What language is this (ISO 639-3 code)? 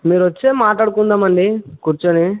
tel